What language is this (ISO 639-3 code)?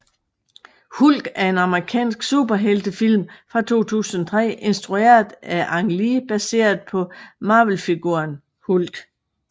dan